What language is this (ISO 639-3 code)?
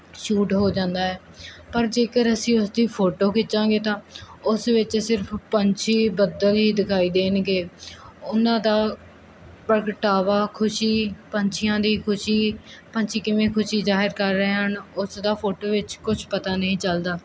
pan